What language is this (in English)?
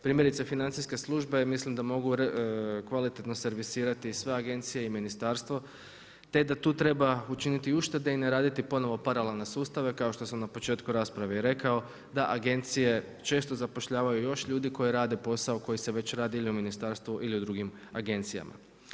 Croatian